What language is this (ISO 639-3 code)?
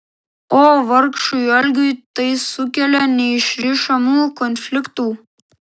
lit